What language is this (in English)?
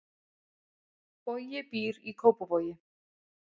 Icelandic